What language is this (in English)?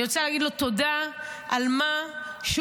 Hebrew